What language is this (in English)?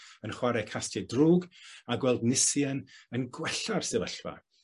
Welsh